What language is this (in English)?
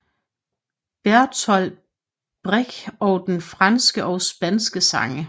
Danish